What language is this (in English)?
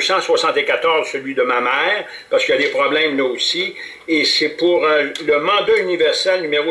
French